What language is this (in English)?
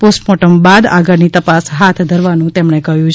Gujarati